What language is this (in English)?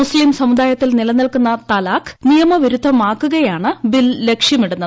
Malayalam